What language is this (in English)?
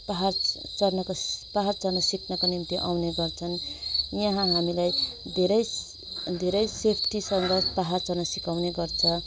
Nepali